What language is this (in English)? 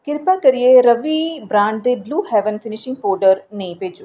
Dogri